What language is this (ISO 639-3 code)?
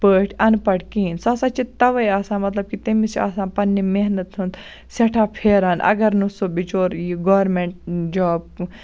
kas